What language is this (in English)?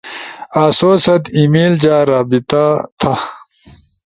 Ushojo